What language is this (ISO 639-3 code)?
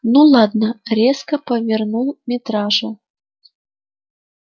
rus